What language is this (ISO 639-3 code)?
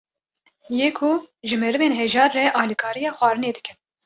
kur